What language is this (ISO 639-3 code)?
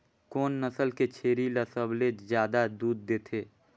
hne